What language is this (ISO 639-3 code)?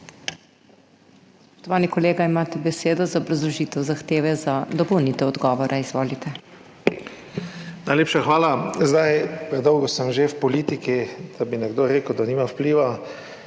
slv